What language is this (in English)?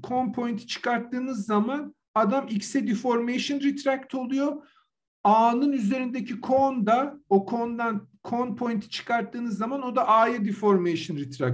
Turkish